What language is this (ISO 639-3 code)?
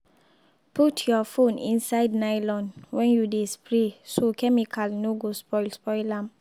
pcm